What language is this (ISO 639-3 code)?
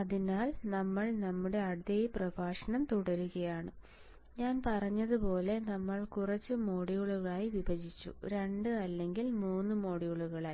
mal